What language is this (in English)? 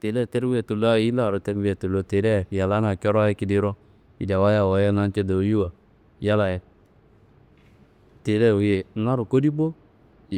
Kanembu